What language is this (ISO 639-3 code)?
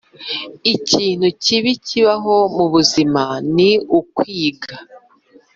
kin